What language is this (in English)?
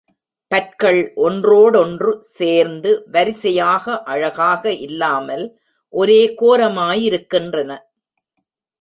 Tamil